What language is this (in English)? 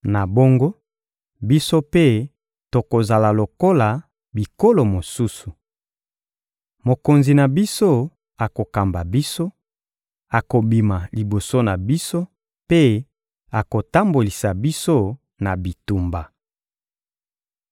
Lingala